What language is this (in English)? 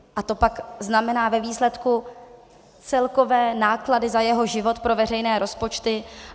Czech